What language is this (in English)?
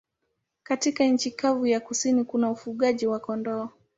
Swahili